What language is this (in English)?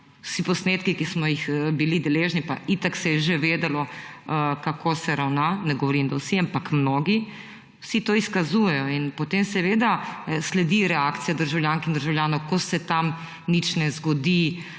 Slovenian